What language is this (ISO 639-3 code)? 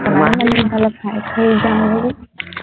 asm